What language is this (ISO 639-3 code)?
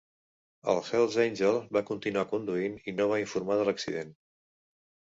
cat